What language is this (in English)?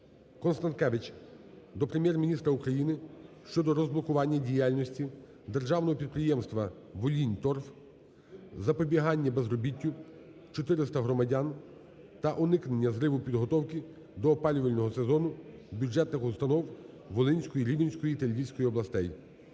Ukrainian